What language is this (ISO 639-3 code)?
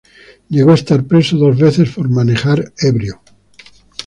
spa